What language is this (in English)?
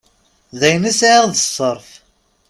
Kabyle